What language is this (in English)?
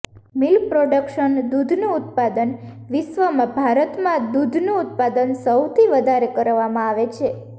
Gujarati